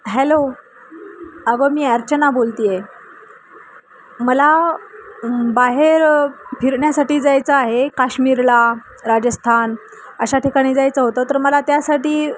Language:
Marathi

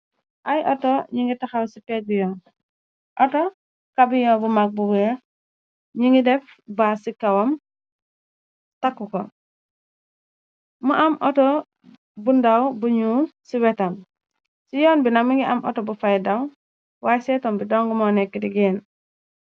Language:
Wolof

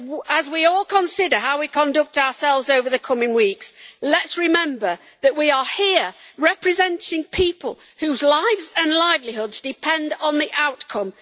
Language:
English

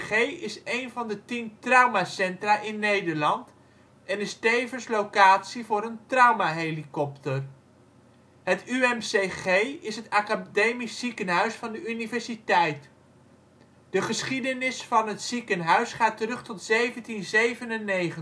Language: Dutch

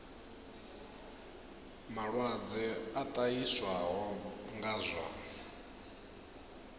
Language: Venda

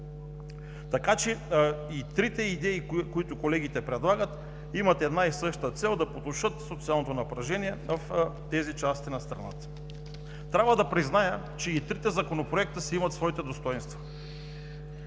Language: Bulgarian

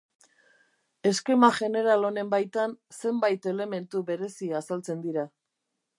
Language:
Basque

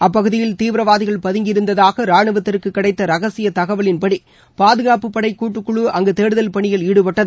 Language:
Tamil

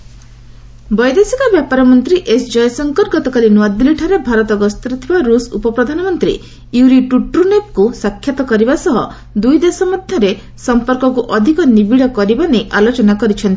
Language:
Odia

